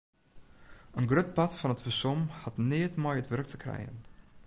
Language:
Western Frisian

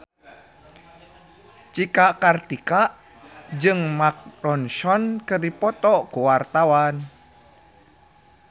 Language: Sundanese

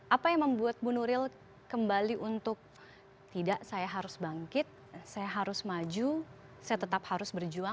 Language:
Indonesian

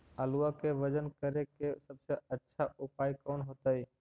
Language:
Magahi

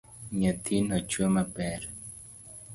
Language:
Luo (Kenya and Tanzania)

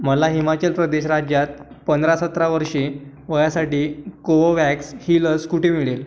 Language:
Marathi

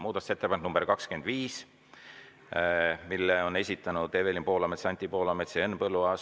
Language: Estonian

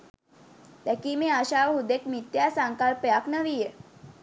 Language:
Sinhala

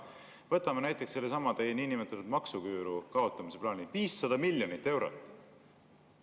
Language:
Estonian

